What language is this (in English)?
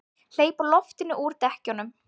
Icelandic